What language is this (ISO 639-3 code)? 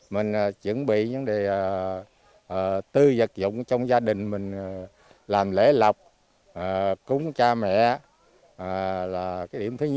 vie